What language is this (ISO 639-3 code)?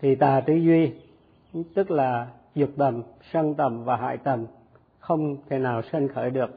vie